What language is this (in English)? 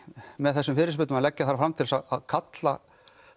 Icelandic